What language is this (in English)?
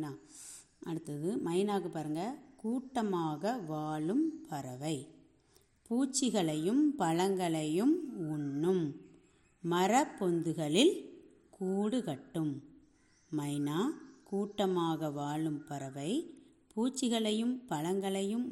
Tamil